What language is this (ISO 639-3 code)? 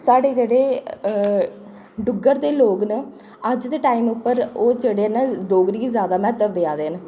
doi